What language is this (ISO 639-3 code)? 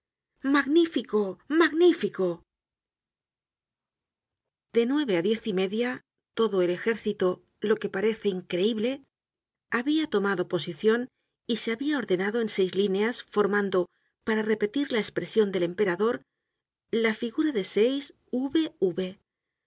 spa